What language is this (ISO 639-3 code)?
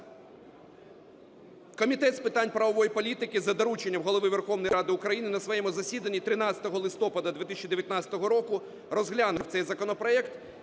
ukr